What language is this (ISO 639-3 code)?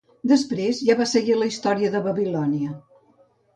cat